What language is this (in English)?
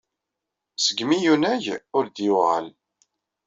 Kabyle